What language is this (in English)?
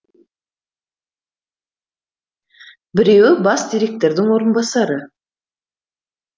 Kazakh